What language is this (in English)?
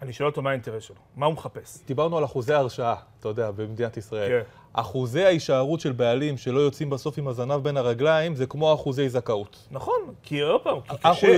Hebrew